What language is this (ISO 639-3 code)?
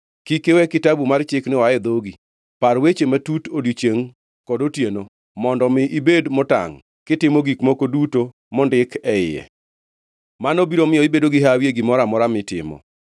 luo